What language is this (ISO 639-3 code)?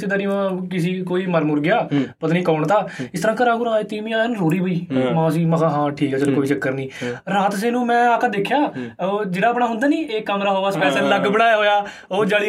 pan